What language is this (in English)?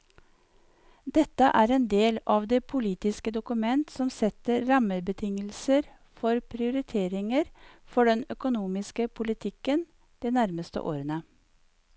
Norwegian